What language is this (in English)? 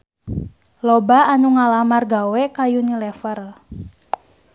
Sundanese